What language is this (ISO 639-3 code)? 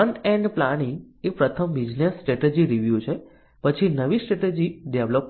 guj